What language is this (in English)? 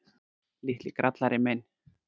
Icelandic